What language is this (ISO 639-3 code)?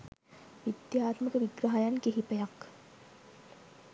sin